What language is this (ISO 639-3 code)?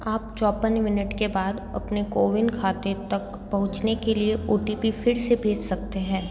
hin